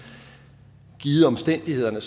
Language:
Danish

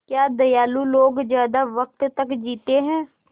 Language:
Hindi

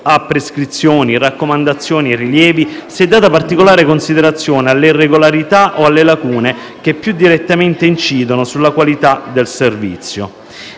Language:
Italian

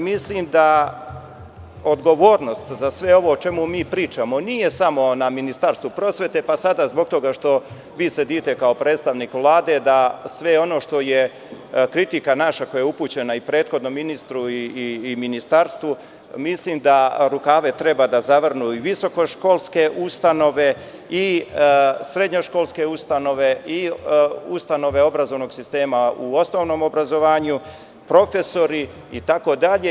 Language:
Serbian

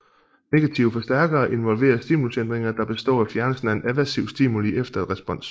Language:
Danish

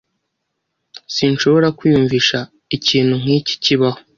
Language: Kinyarwanda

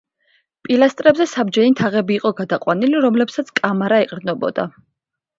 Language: Georgian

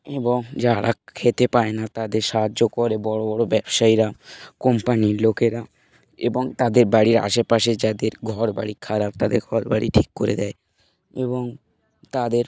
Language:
Bangla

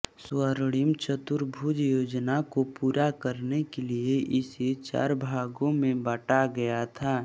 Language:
Hindi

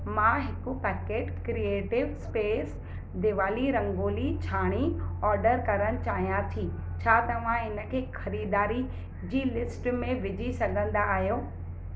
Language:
Sindhi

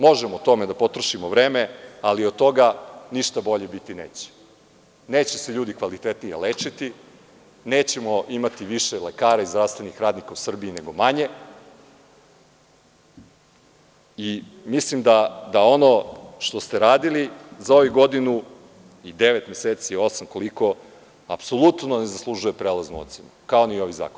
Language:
Serbian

